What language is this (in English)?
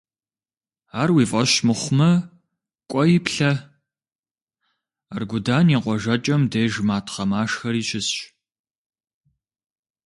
Kabardian